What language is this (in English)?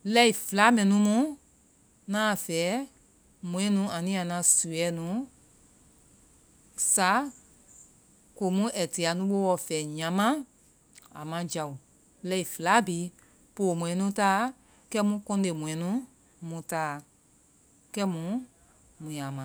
Vai